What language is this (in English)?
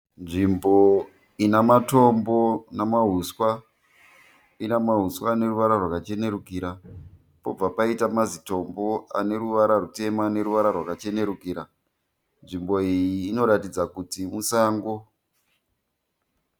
Shona